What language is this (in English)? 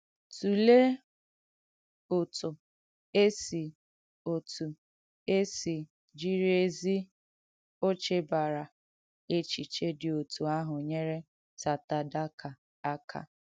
Igbo